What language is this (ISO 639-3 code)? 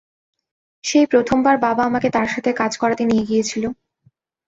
ben